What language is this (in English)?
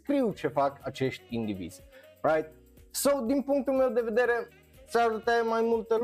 Romanian